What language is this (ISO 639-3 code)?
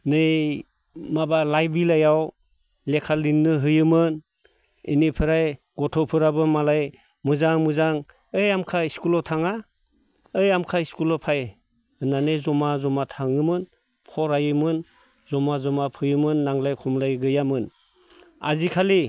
brx